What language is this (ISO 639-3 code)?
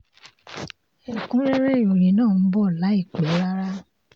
yor